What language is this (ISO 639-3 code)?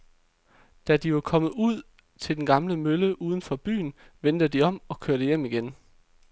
dan